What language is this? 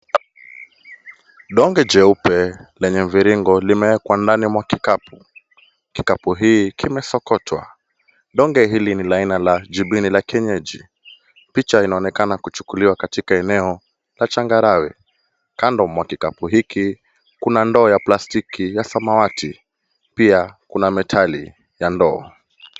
Swahili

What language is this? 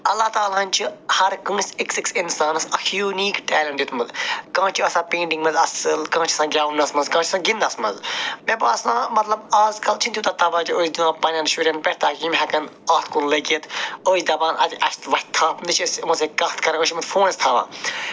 Kashmiri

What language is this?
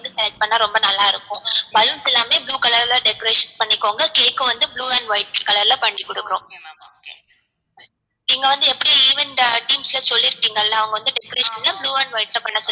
Tamil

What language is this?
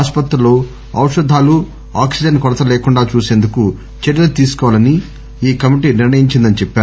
Telugu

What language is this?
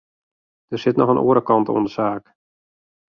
Western Frisian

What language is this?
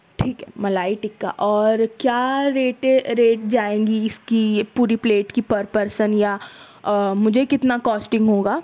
Urdu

